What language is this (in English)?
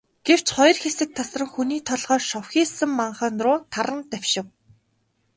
Mongolian